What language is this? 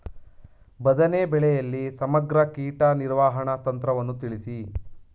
Kannada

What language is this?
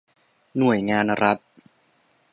Thai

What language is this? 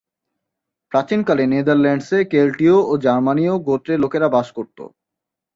Bangla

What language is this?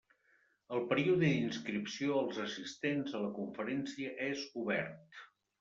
Catalan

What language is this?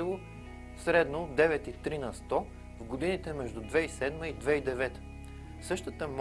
Dutch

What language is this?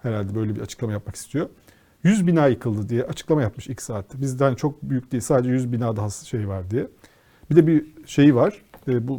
Turkish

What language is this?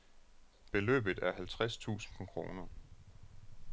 Danish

